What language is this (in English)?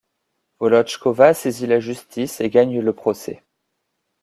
French